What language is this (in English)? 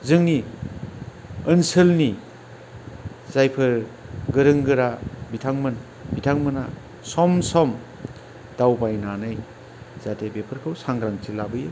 Bodo